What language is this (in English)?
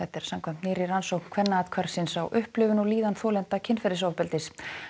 Icelandic